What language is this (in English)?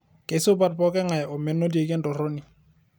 Masai